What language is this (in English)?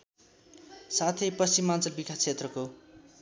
Nepali